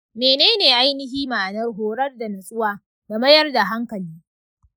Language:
Hausa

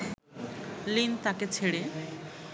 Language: Bangla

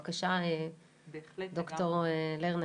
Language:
Hebrew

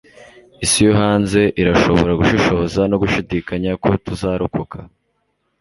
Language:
Kinyarwanda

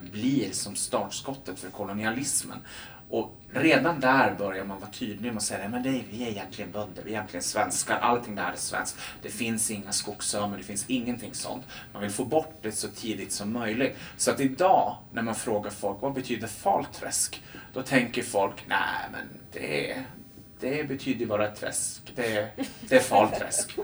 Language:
Swedish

